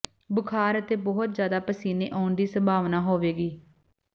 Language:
Punjabi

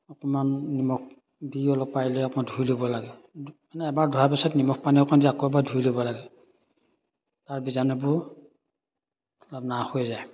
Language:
Assamese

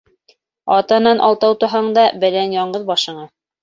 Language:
Bashkir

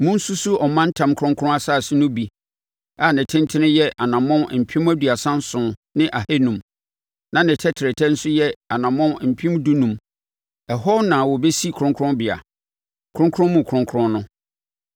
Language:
Akan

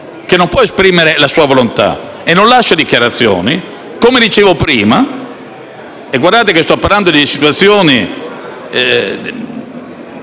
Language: Italian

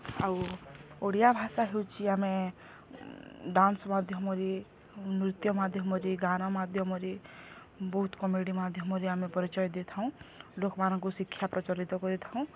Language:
Odia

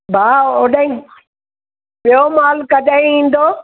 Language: Sindhi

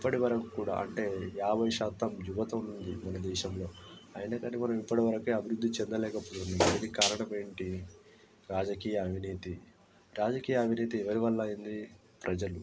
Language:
Telugu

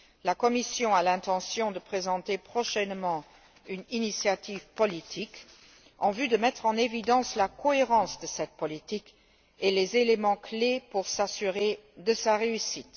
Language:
French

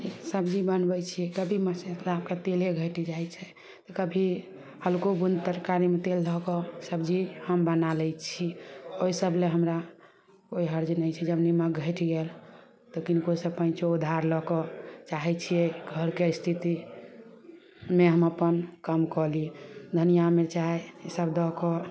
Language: Maithili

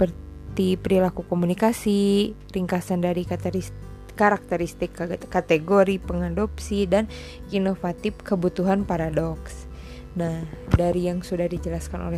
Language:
Indonesian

